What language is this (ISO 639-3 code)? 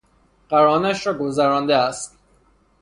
fas